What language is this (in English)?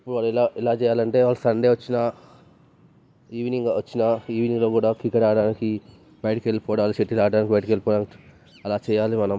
Telugu